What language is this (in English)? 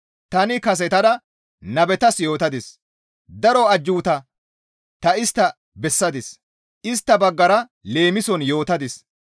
Gamo